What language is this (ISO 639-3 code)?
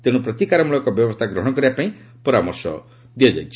ori